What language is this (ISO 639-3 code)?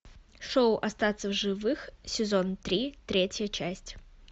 rus